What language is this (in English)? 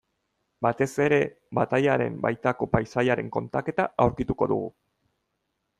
Basque